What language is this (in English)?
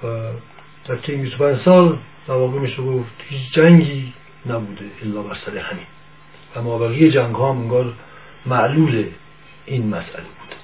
Persian